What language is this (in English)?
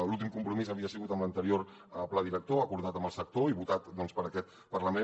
Catalan